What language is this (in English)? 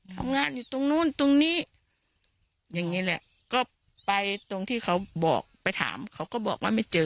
Thai